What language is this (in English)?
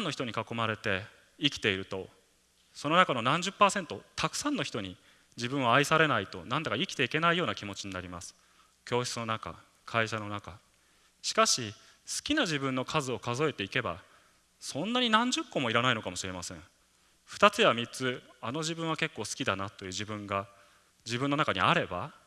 Japanese